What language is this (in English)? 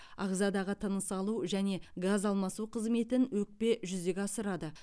Kazakh